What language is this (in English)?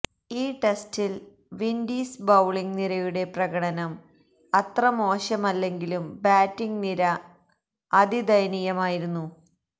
Malayalam